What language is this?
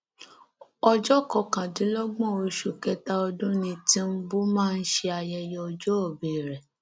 Yoruba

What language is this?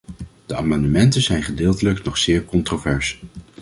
Dutch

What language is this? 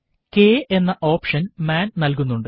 Malayalam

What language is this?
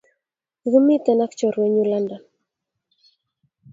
Kalenjin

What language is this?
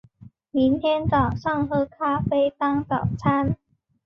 Chinese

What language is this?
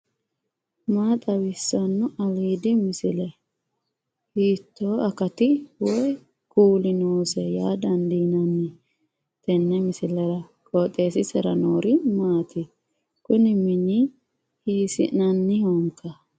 Sidamo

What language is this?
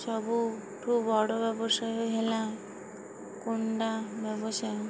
Odia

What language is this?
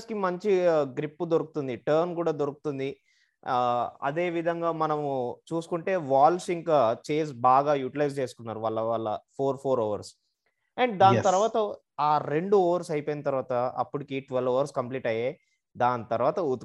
Telugu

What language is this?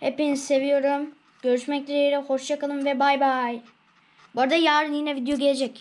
Turkish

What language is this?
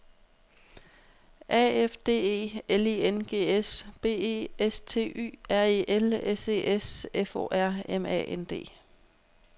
Danish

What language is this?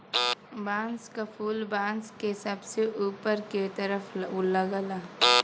Bhojpuri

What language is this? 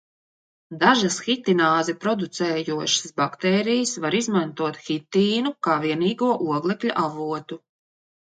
Latvian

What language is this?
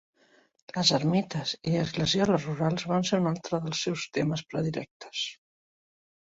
Catalan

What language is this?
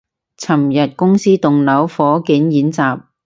Cantonese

